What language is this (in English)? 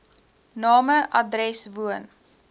Afrikaans